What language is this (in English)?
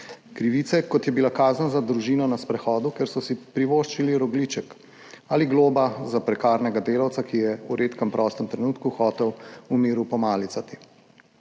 Slovenian